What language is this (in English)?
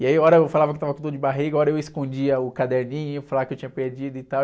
Portuguese